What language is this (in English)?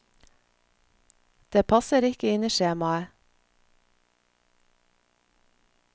Norwegian